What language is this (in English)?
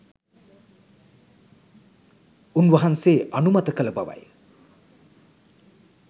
Sinhala